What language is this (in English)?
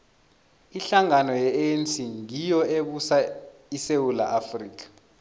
South Ndebele